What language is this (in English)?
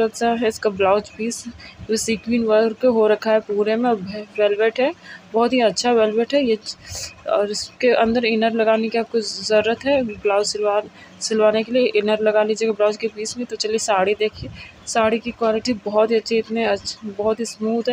Hindi